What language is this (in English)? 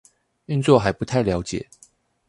Chinese